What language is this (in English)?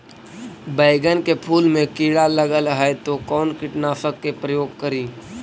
Magahi